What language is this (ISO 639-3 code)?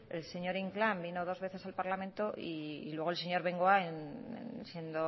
spa